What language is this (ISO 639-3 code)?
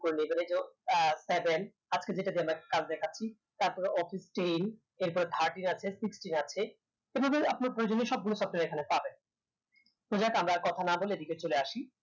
ben